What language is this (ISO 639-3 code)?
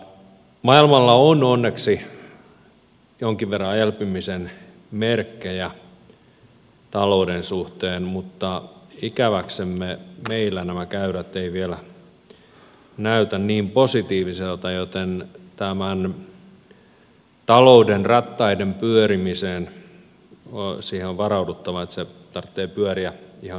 fin